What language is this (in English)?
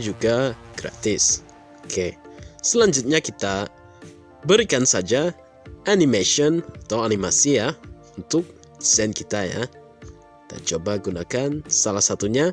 Indonesian